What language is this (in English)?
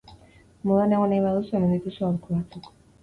Basque